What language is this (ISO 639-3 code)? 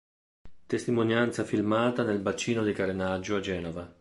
ita